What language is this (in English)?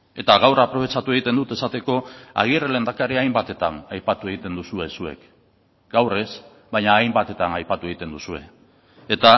Basque